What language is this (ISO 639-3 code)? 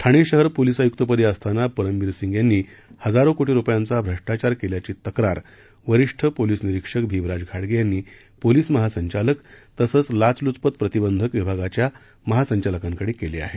mar